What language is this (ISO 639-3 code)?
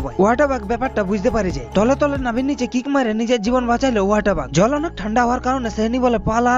hin